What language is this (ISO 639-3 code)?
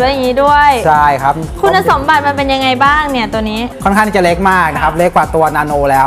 tha